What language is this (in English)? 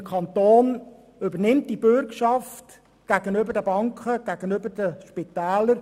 Swiss German